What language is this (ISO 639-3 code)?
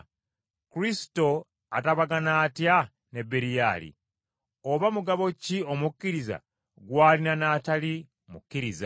lug